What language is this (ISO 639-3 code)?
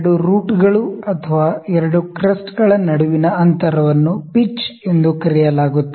kan